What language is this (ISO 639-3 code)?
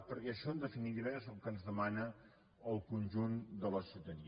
cat